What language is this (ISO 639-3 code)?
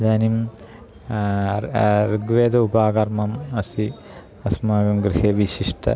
san